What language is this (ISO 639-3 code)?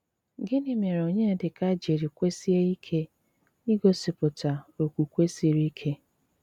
ibo